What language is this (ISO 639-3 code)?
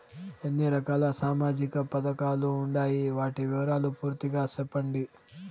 tel